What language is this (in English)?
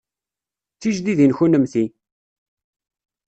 Kabyle